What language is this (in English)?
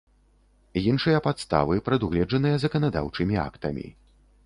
Belarusian